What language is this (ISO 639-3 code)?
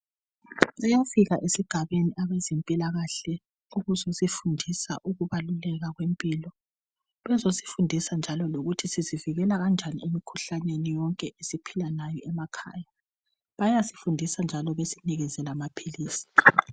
nde